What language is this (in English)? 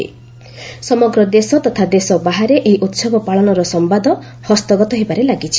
Odia